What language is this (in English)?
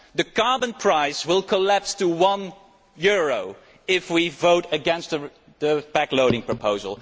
English